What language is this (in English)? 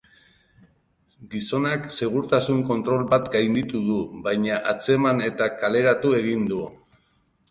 Basque